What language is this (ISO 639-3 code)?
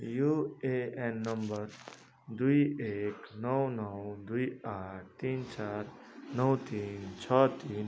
nep